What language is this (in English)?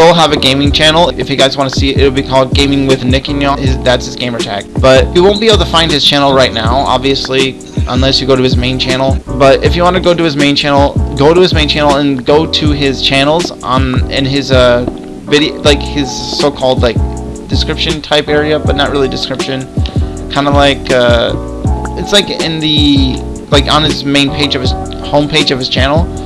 English